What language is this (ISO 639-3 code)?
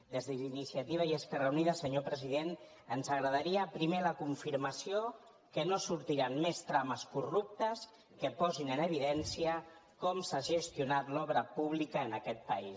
cat